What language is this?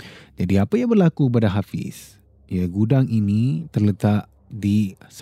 Malay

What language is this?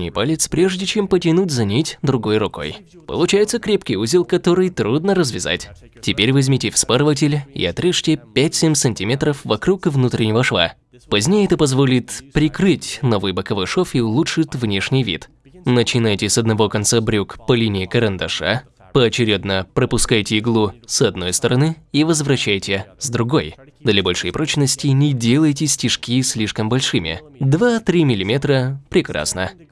Russian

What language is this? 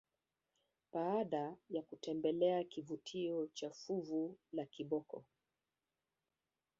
Swahili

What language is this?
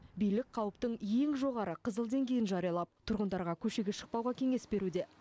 Kazakh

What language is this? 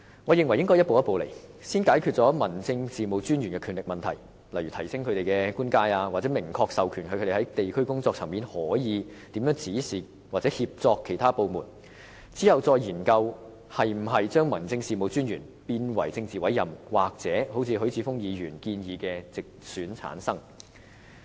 Cantonese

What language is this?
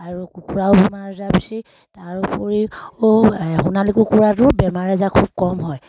Assamese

